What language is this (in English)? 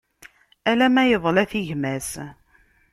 Kabyle